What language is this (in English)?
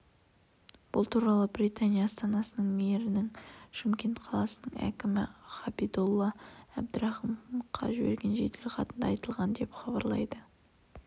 Kazakh